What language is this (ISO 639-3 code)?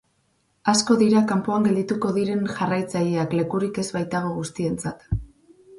eus